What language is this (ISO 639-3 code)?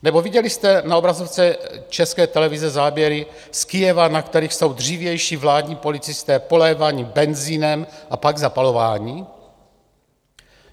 ces